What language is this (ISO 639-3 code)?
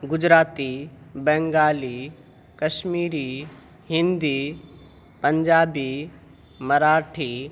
urd